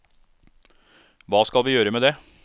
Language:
Norwegian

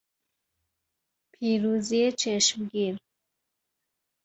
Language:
Persian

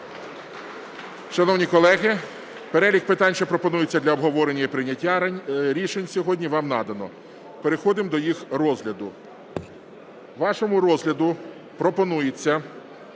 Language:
Ukrainian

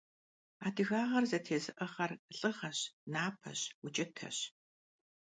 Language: Kabardian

